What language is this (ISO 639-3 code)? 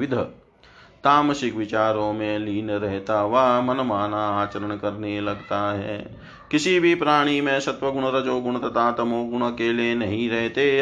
hin